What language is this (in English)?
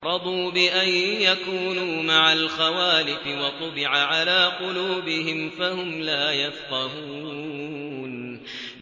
Arabic